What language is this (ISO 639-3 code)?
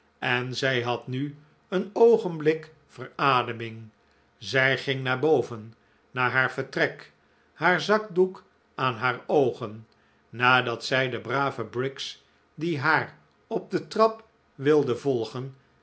nld